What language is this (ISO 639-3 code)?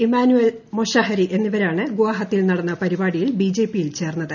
mal